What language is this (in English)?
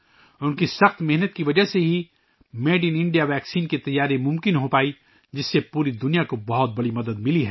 Urdu